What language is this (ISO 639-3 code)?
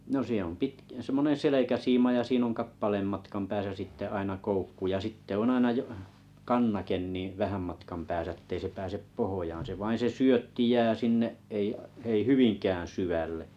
fin